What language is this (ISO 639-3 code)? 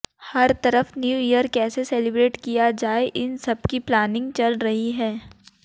hin